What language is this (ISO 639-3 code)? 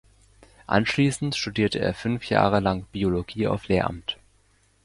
deu